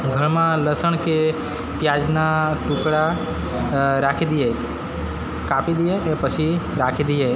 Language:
Gujarati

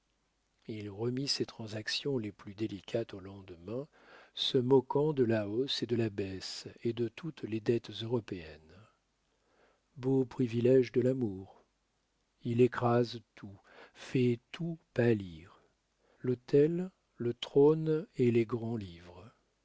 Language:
French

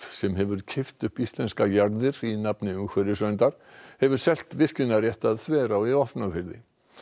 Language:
Icelandic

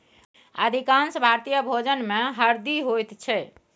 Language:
Maithili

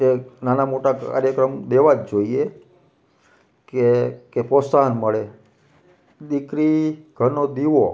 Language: Gujarati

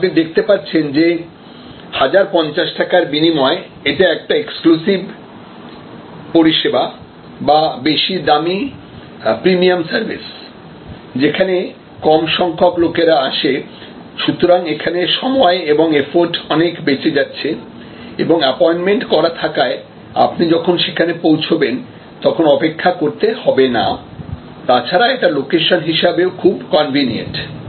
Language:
Bangla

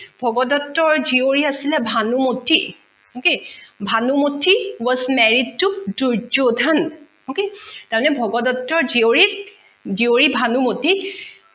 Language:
Assamese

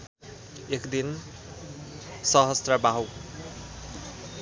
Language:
Nepali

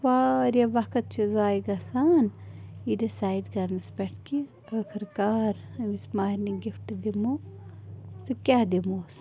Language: Kashmiri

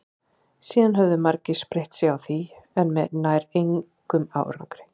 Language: Icelandic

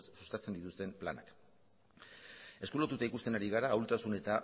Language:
Basque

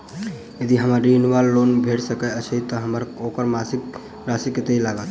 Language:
Maithili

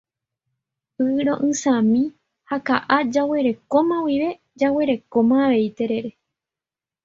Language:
Guarani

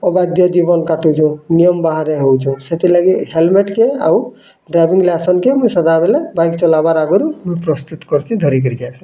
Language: Odia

